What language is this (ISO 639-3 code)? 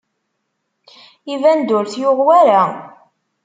kab